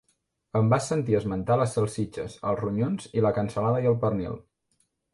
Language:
Catalan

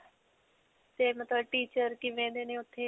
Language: Punjabi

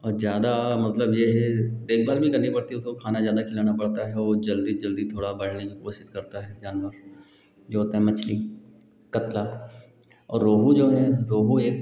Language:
Hindi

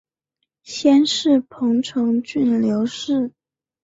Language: Chinese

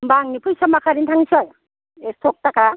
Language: Bodo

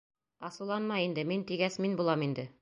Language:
Bashkir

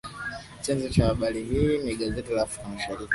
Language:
Swahili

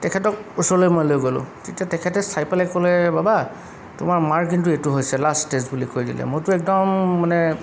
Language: Assamese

